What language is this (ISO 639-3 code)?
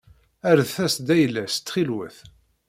kab